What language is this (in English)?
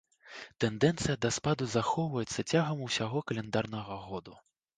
Belarusian